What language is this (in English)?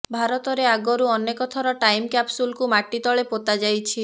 Odia